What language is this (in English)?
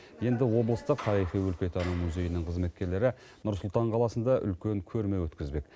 Kazakh